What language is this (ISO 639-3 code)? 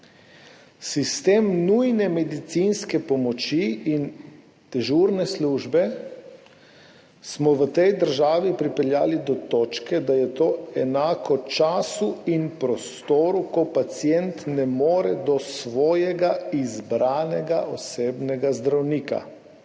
slv